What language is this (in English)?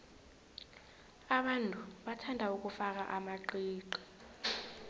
South Ndebele